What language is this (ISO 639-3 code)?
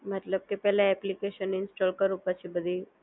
guj